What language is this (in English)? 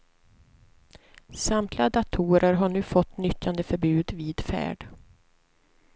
Swedish